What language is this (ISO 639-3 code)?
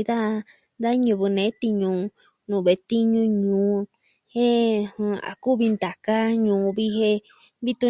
meh